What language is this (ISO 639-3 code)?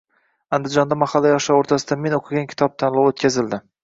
uzb